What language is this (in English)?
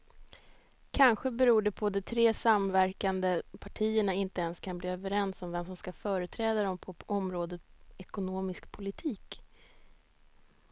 Swedish